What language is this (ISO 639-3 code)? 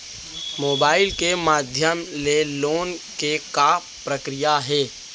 hne